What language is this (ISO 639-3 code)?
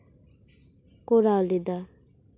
sat